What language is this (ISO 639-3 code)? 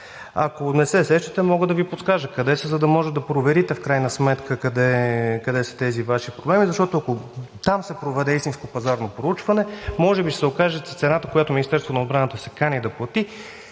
bul